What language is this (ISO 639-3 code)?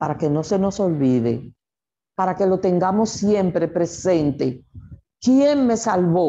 spa